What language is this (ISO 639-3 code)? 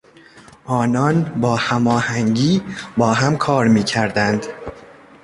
fas